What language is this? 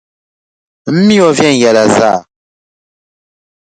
Dagbani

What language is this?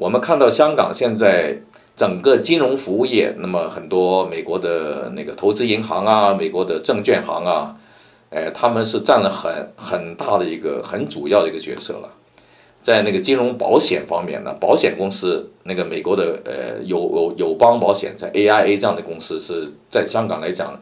Chinese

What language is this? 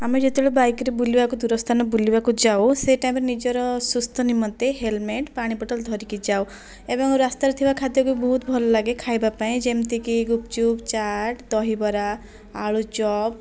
Odia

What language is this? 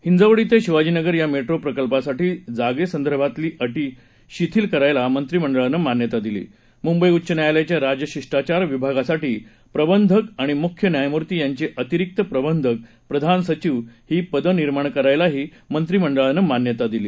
Marathi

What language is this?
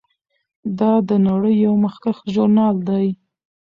Pashto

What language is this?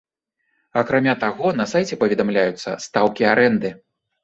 Belarusian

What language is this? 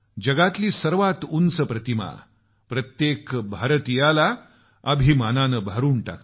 Marathi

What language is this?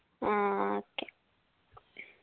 Malayalam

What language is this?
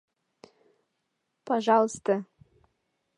Mari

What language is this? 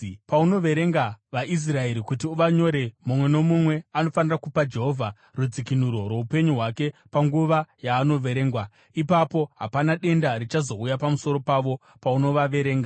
Shona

